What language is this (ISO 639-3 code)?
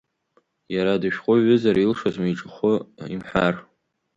abk